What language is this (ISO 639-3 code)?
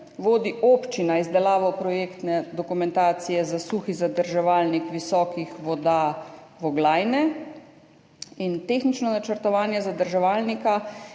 slv